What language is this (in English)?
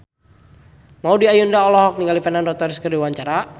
Sundanese